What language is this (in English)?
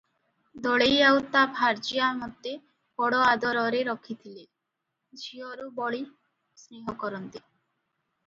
Odia